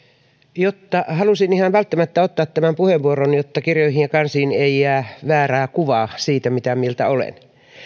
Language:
Finnish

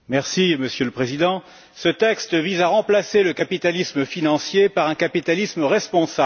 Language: French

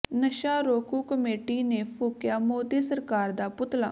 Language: Punjabi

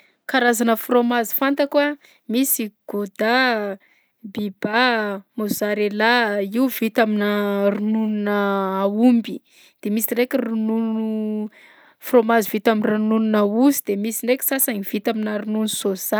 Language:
Southern Betsimisaraka Malagasy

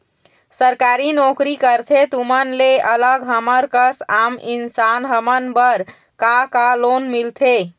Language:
Chhattisgarhi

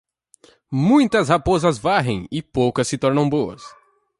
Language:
Portuguese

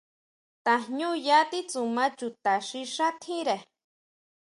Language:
Huautla Mazatec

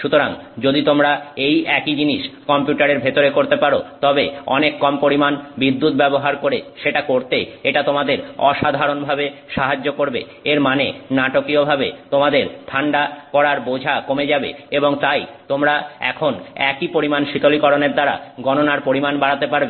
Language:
Bangla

